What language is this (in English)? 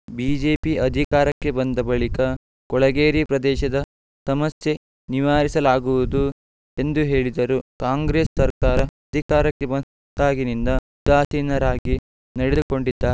Kannada